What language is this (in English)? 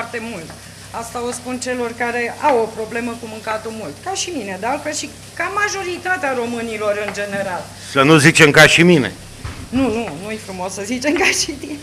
Romanian